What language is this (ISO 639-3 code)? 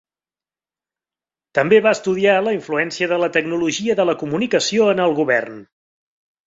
cat